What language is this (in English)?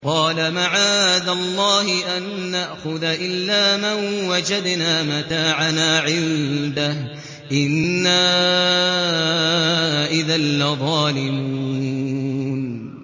Arabic